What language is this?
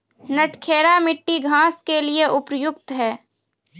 Maithili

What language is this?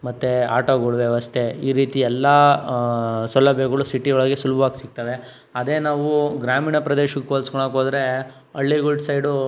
Kannada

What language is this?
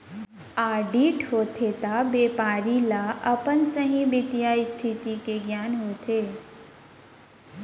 Chhattisgarhi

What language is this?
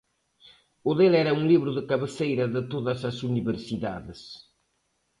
Galician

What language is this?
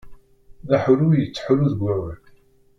Kabyle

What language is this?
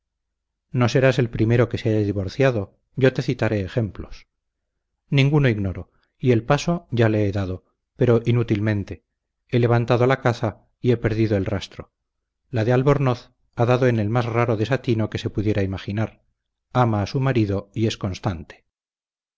Spanish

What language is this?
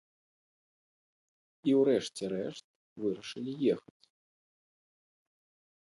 Belarusian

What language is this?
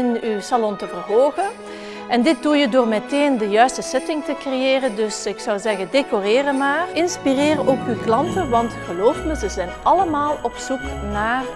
Dutch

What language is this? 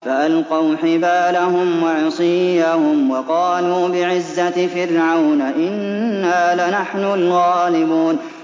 Arabic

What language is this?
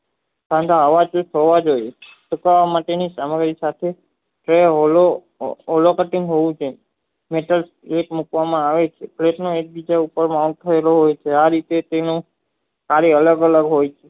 Gujarati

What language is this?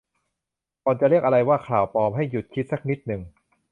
Thai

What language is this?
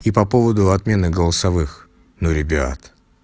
Russian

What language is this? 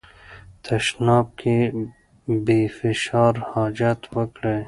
Pashto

